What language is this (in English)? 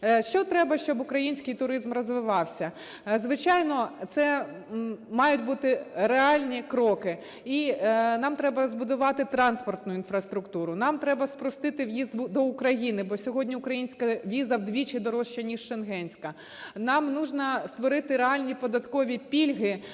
Ukrainian